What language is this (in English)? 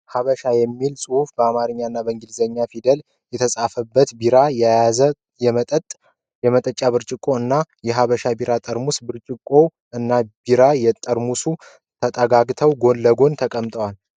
Amharic